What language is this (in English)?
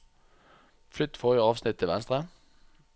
Norwegian